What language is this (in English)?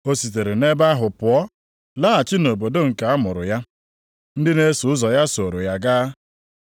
Igbo